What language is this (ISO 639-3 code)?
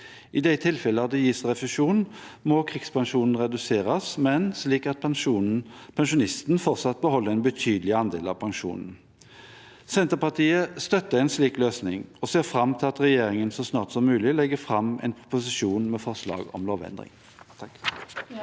nor